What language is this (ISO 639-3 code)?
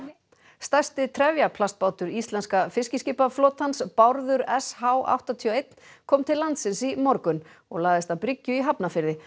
isl